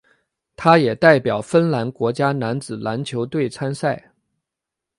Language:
Chinese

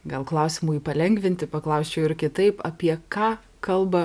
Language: Lithuanian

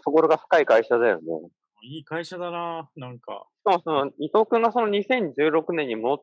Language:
Japanese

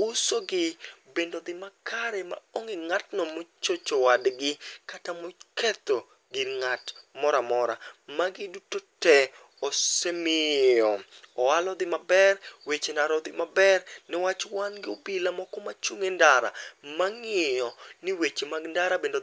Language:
Luo (Kenya and Tanzania)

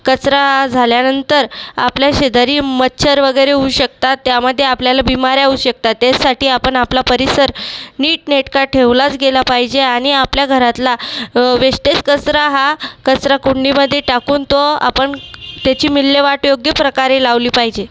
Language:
Marathi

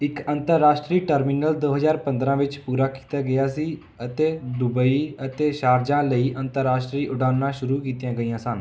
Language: Punjabi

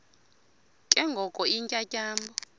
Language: Xhosa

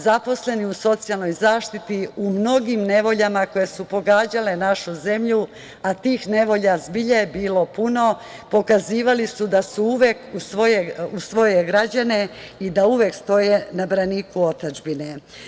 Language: Serbian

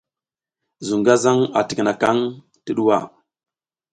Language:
South Giziga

